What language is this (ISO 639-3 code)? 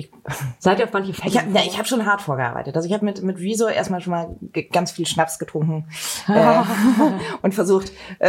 deu